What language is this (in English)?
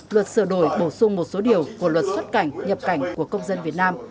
Vietnamese